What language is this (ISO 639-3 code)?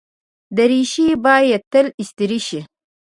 pus